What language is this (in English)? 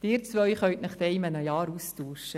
Swiss German